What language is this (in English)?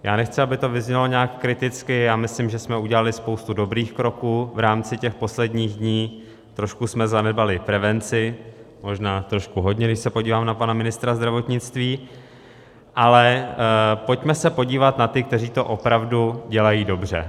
Czech